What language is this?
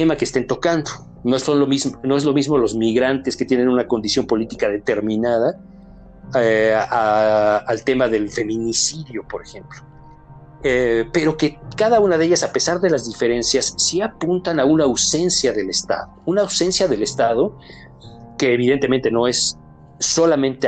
Spanish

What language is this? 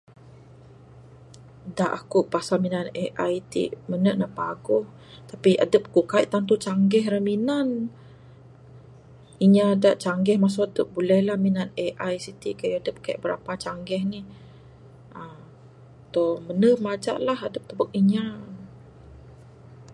Bukar-Sadung Bidayuh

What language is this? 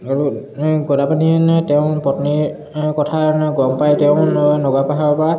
Assamese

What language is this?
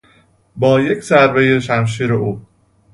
Persian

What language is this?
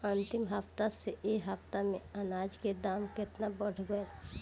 Bhojpuri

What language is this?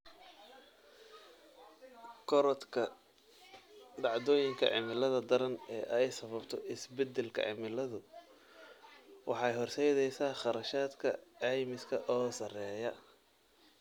Somali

